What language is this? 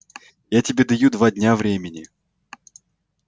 Russian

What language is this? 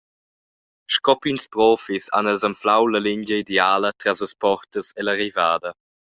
Romansh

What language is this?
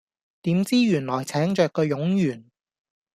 Cantonese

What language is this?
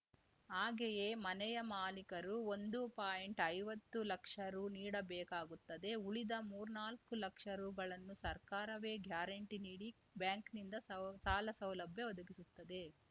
Kannada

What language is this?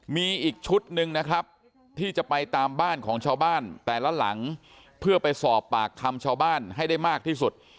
Thai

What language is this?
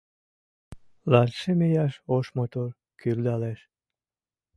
Mari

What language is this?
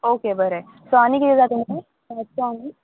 Konkani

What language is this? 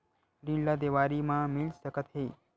Chhattisgarhi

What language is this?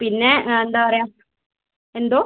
Malayalam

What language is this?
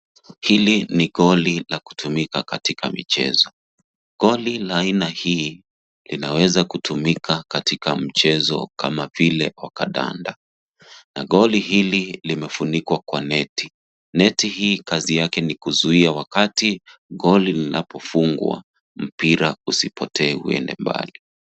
Swahili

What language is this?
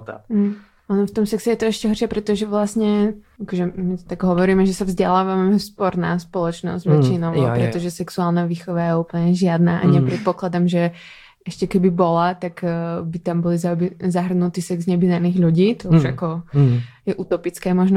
Czech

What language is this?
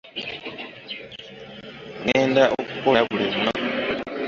Ganda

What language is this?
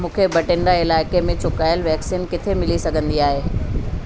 Sindhi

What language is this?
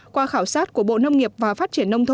Vietnamese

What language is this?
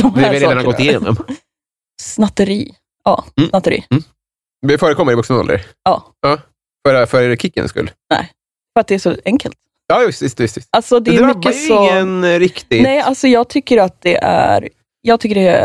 Swedish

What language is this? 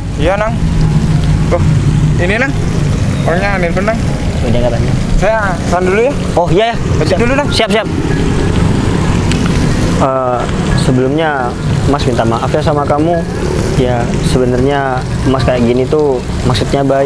Indonesian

